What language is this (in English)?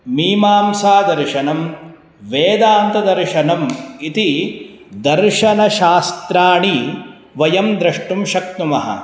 Sanskrit